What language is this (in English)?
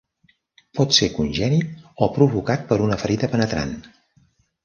Catalan